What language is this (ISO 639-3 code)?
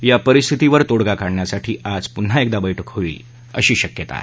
mar